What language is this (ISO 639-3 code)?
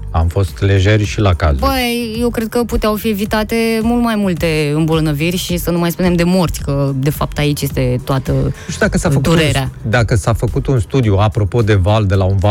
ron